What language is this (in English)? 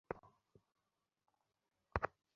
Bangla